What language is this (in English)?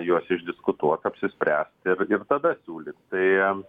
Lithuanian